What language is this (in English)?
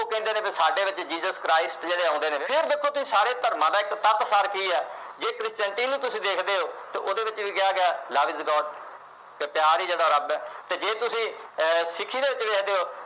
Punjabi